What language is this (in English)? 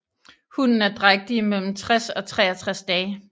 Danish